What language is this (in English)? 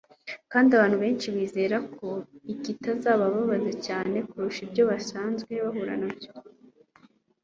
Kinyarwanda